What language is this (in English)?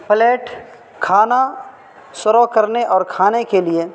Urdu